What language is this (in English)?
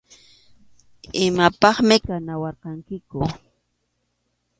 Arequipa-La Unión Quechua